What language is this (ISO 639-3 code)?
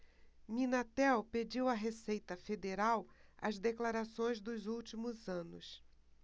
por